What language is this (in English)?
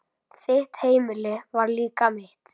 Icelandic